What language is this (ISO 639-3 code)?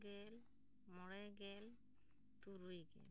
sat